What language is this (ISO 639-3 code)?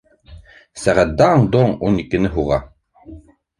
bak